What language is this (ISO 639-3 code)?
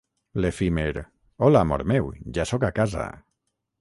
cat